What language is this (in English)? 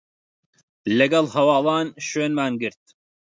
Central Kurdish